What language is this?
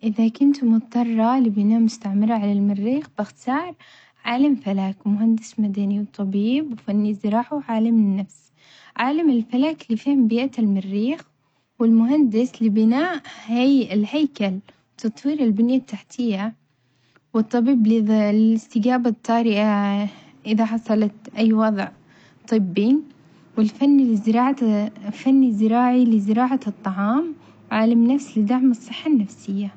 Omani Arabic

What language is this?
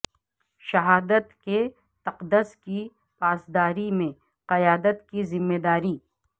Urdu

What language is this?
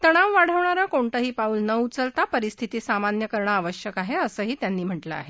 Marathi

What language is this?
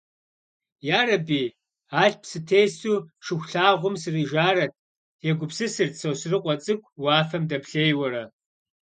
Kabardian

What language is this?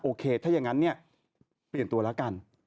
Thai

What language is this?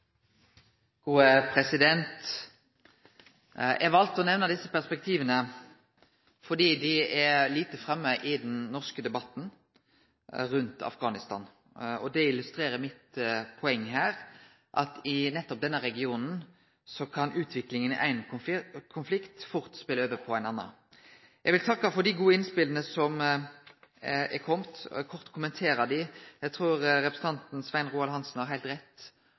Norwegian Nynorsk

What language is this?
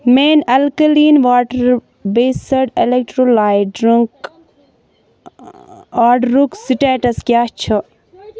Kashmiri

